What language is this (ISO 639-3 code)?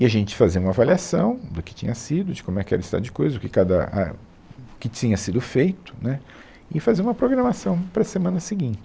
por